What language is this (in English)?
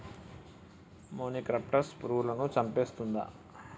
Telugu